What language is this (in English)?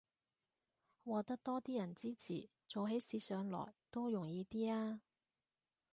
Cantonese